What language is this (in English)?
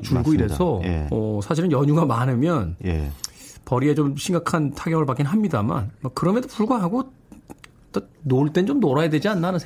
Korean